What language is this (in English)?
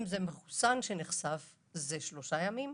Hebrew